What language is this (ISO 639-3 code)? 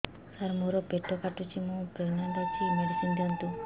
ori